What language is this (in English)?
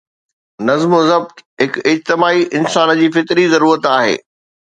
Sindhi